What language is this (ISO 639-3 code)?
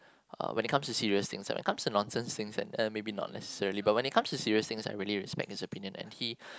eng